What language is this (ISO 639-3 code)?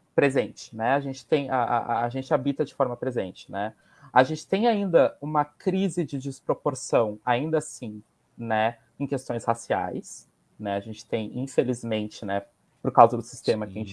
por